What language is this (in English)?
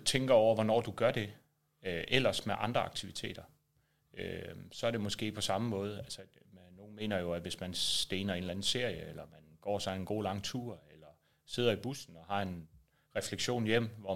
Danish